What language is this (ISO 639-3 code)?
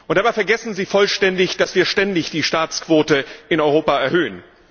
deu